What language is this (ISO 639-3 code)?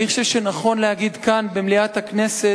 heb